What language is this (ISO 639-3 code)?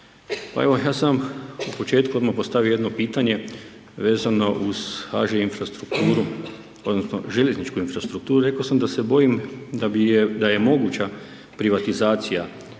hrv